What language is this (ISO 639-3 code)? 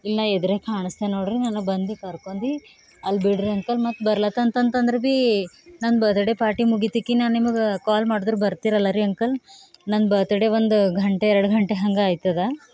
kan